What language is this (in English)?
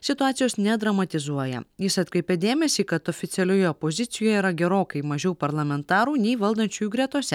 Lithuanian